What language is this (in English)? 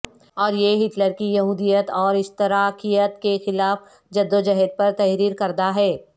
Urdu